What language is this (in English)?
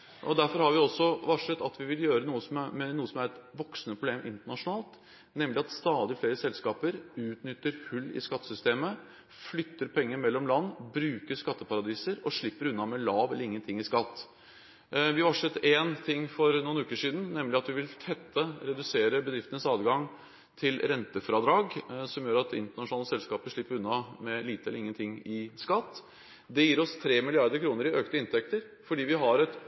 Norwegian Bokmål